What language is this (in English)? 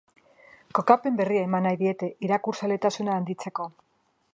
Basque